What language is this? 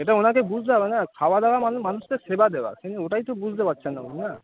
Bangla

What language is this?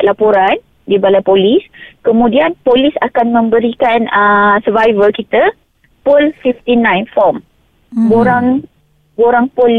Malay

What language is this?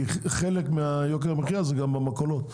Hebrew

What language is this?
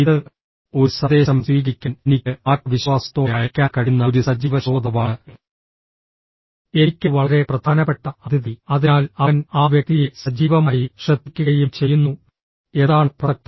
Malayalam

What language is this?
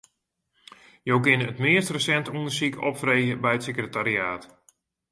Western Frisian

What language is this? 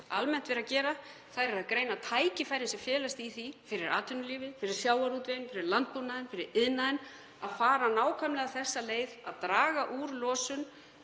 Icelandic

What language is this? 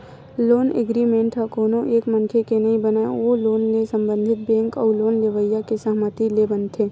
Chhattisgarhi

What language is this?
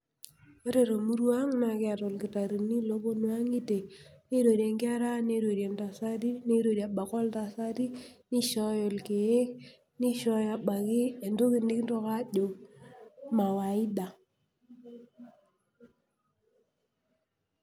Masai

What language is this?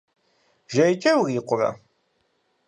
Kabardian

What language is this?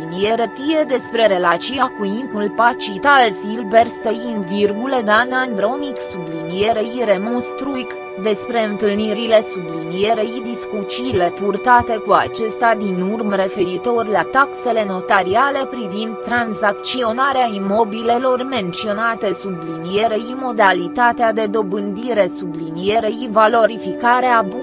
Romanian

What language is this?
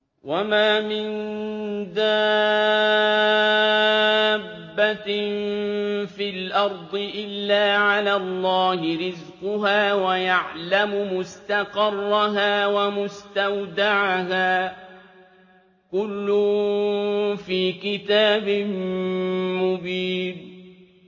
Arabic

